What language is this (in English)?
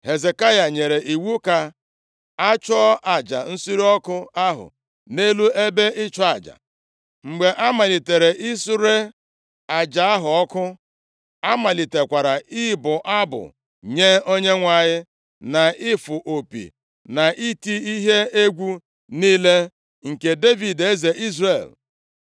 Igbo